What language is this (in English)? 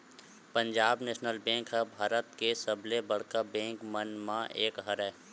Chhattisgarhi